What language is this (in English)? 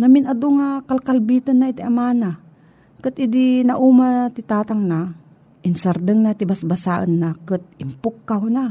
Filipino